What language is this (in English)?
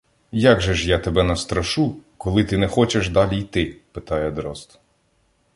Ukrainian